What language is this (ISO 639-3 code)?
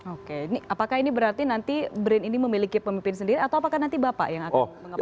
ind